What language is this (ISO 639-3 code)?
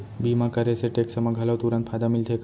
hne